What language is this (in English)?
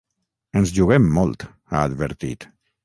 Catalan